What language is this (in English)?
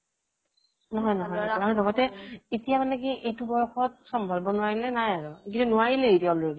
Assamese